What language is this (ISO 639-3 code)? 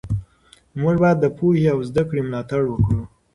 pus